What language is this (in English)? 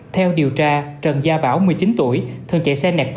Vietnamese